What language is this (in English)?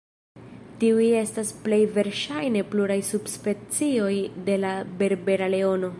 Esperanto